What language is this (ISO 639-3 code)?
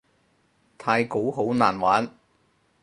yue